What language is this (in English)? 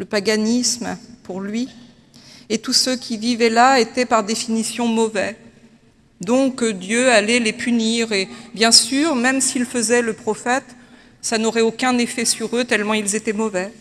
French